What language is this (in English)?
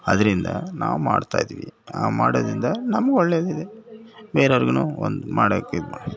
Kannada